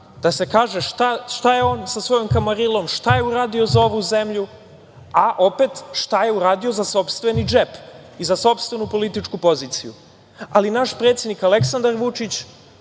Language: Serbian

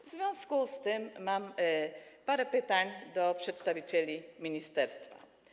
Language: Polish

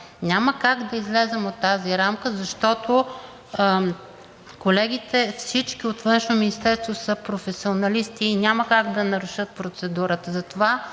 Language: Bulgarian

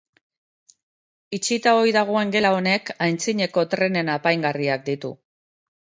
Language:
Basque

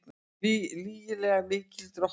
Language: Icelandic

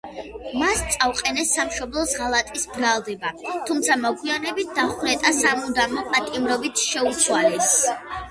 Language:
Georgian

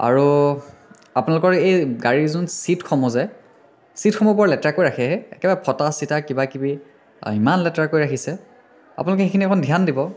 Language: Assamese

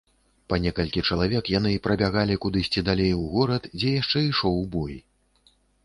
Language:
Belarusian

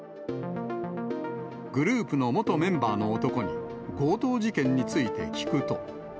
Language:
Japanese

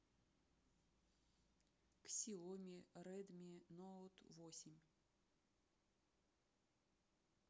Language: Russian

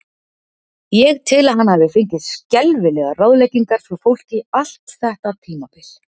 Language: Icelandic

